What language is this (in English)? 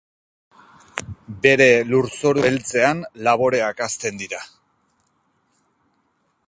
Basque